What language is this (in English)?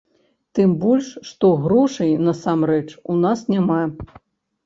Belarusian